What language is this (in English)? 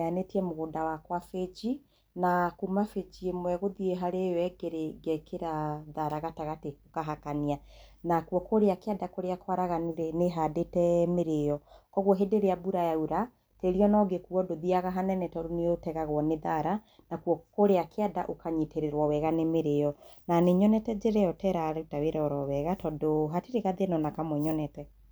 Kikuyu